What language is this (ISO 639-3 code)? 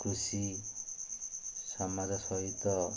ori